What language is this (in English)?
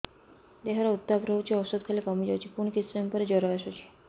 Odia